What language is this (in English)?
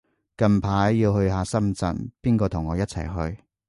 Cantonese